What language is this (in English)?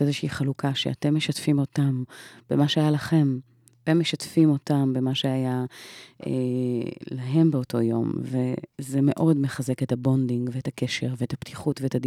Hebrew